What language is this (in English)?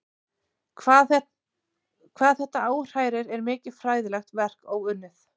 Icelandic